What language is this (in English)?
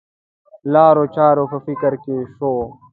Pashto